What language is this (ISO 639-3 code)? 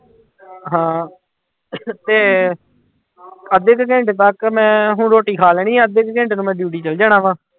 pan